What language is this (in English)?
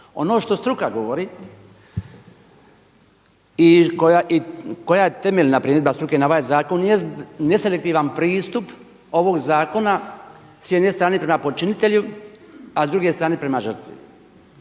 Croatian